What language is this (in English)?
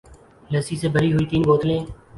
Urdu